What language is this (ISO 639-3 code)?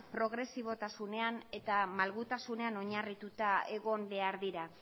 eus